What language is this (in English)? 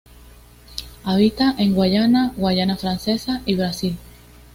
Spanish